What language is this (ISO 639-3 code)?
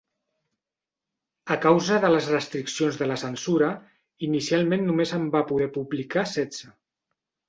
cat